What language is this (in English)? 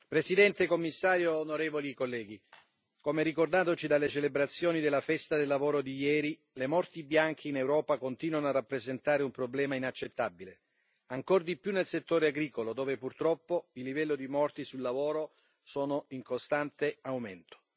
Italian